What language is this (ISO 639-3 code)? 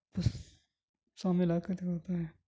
urd